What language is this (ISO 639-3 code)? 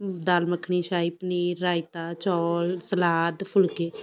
pan